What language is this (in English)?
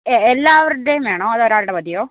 Malayalam